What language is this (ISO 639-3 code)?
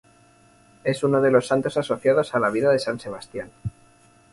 spa